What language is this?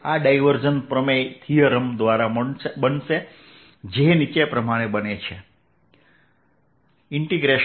Gujarati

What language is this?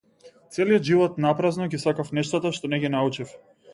Macedonian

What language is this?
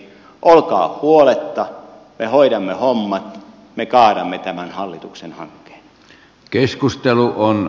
Finnish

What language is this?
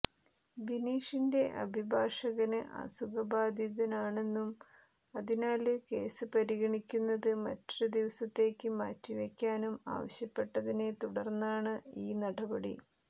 Malayalam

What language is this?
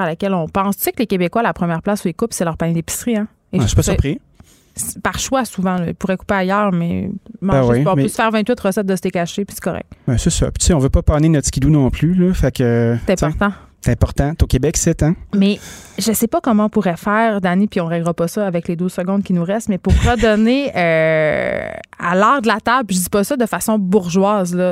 French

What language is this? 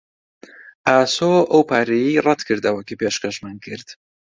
Central Kurdish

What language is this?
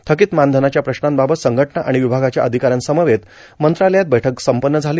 Marathi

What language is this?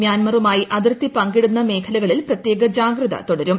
Malayalam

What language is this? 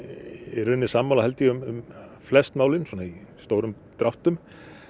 Icelandic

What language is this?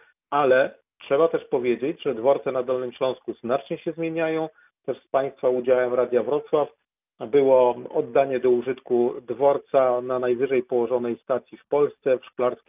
Polish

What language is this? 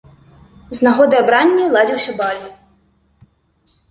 Belarusian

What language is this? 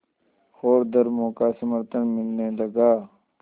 Hindi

